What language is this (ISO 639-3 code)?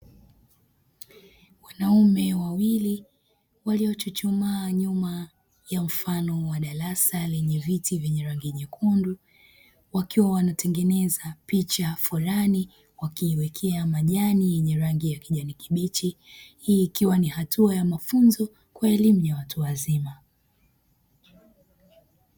swa